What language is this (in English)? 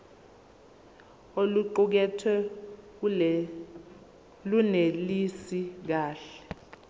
Zulu